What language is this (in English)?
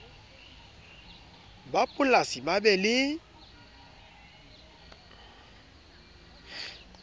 Southern Sotho